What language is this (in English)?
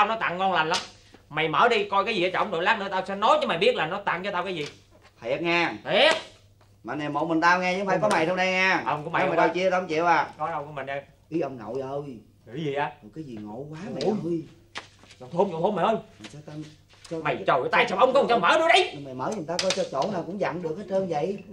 Vietnamese